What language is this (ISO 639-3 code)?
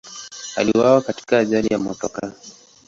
swa